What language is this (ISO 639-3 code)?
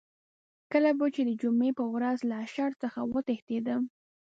pus